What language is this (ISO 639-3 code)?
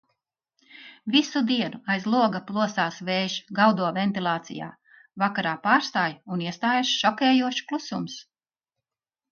lav